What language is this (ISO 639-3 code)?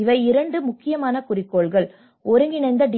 tam